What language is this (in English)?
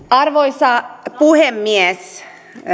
Finnish